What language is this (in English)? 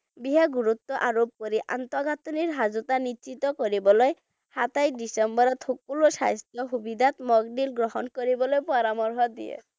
Bangla